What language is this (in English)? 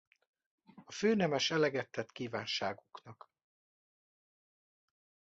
Hungarian